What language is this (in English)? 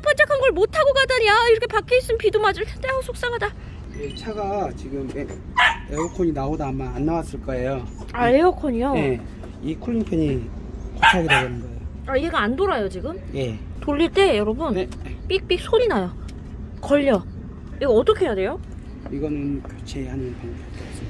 Korean